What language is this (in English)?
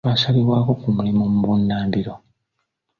Ganda